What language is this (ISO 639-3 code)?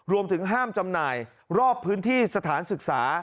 tha